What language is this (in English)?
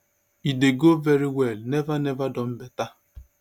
Nigerian Pidgin